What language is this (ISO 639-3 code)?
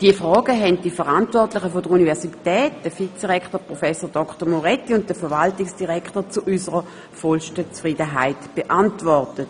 gsw